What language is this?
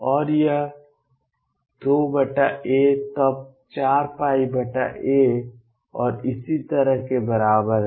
Hindi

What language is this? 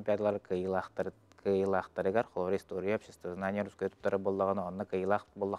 Turkish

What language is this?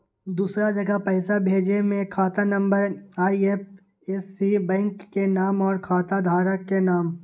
Magahi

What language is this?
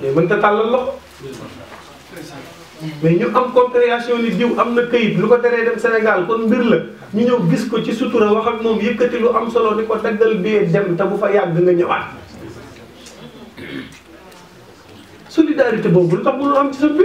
Arabic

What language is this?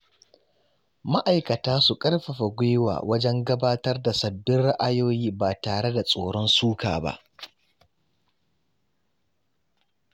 Hausa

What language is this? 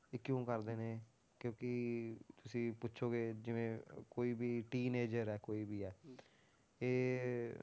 Punjabi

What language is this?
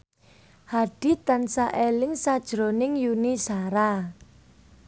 Javanese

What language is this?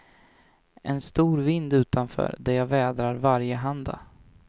Swedish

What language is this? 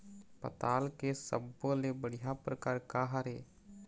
Chhattisgarhi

